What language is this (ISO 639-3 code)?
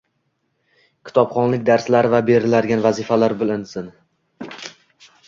uzb